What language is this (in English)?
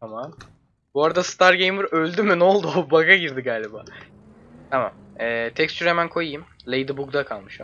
Turkish